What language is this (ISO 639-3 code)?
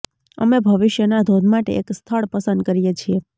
guj